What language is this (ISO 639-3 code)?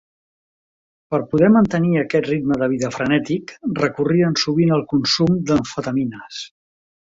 cat